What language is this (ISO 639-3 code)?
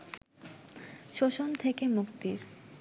ben